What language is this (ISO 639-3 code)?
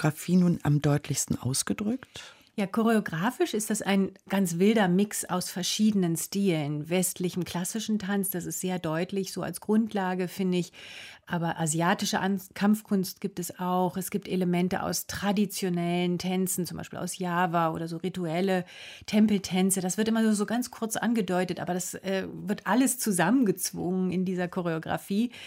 deu